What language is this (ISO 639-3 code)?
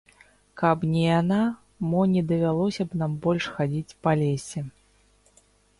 bel